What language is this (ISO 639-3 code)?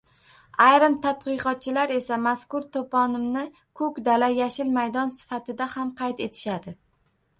uzb